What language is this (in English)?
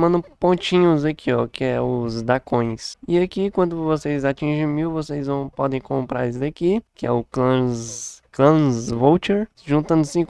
Portuguese